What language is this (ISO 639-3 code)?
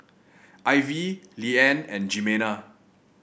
eng